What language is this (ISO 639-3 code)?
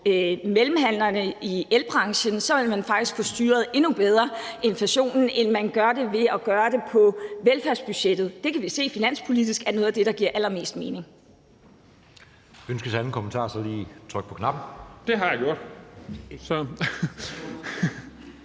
dan